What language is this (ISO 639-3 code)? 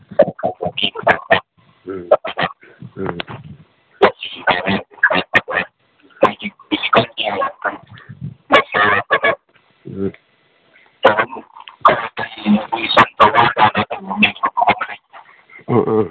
mni